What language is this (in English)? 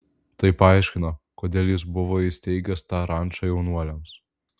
Lithuanian